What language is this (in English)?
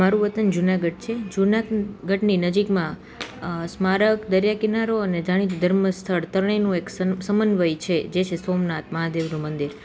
Gujarati